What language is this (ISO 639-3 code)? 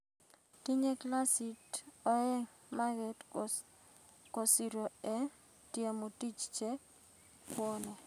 kln